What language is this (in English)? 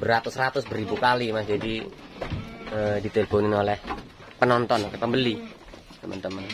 Indonesian